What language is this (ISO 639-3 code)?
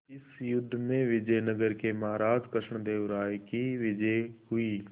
hin